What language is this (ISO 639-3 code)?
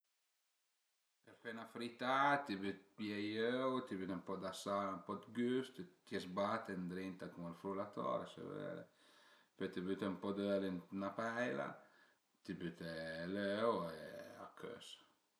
pms